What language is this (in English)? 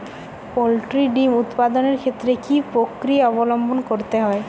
Bangla